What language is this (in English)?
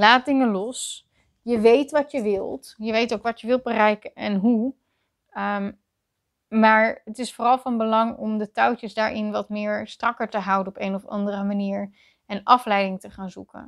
Dutch